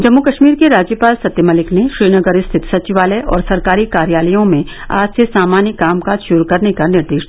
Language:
Hindi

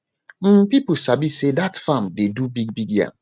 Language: Nigerian Pidgin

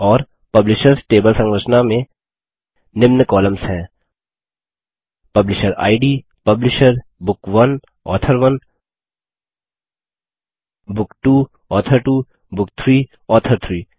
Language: Hindi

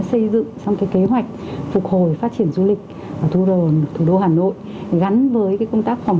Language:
Vietnamese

